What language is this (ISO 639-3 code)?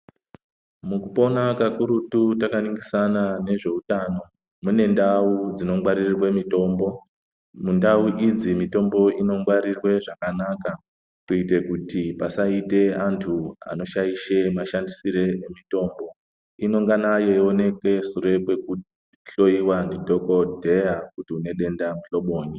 ndc